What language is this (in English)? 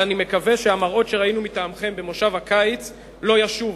Hebrew